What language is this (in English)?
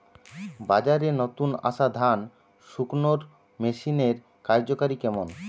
Bangla